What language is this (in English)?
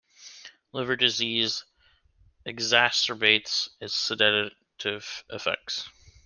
English